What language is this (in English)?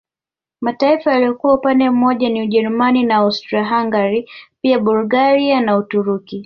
Swahili